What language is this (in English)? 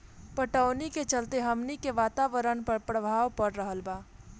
Bhojpuri